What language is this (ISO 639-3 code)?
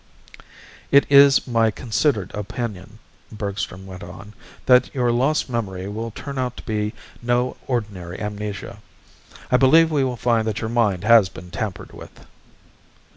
eng